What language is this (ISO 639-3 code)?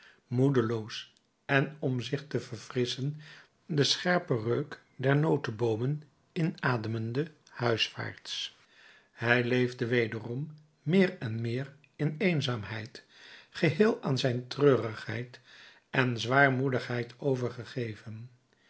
nld